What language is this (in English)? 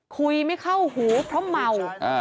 Thai